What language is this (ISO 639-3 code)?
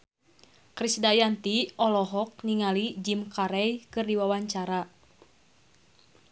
sun